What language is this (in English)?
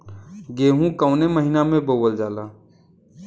Bhojpuri